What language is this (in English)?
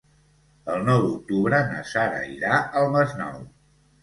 Catalan